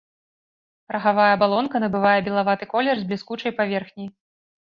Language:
Belarusian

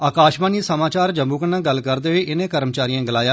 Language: Dogri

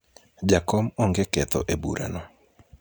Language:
Luo (Kenya and Tanzania)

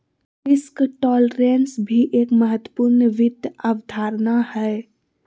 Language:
Magahi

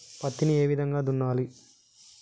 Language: Telugu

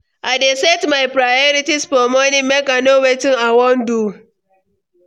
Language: Nigerian Pidgin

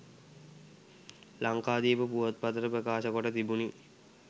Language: Sinhala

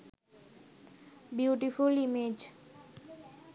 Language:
Sinhala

